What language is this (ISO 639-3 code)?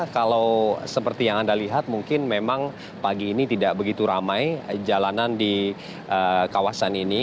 ind